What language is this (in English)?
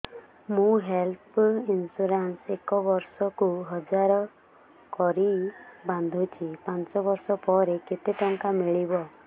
Odia